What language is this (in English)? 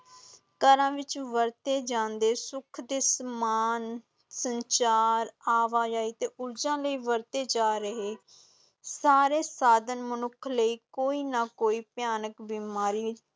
Punjabi